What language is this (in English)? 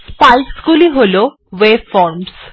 Bangla